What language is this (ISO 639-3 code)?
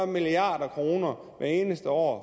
dan